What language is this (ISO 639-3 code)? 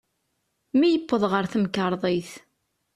kab